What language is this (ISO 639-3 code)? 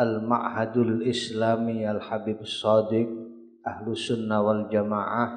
ind